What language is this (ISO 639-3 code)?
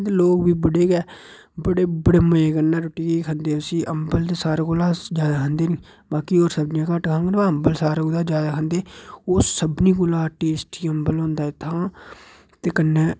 doi